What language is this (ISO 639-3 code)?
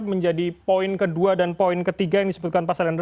ind